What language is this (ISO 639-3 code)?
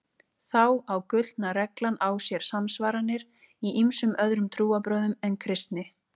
isl